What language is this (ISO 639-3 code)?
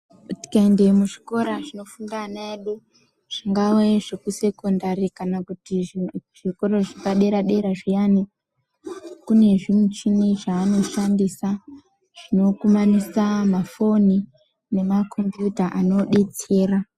ndc